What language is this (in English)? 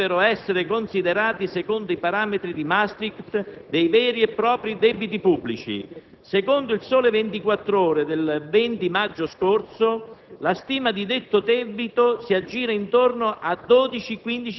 Italian